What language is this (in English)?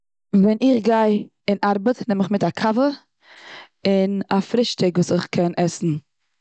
Yiddish